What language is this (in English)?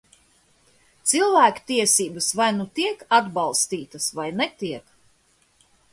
Latvian